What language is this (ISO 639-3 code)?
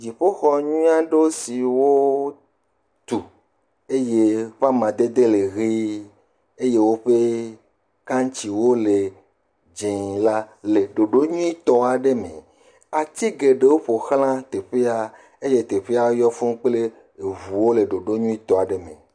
ewe